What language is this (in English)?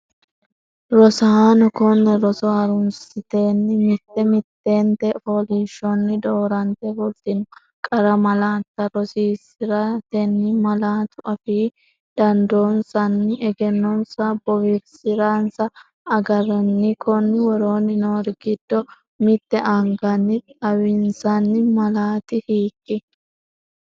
Sidamo